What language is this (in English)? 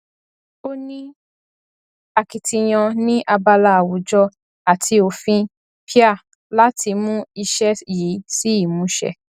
Yoruba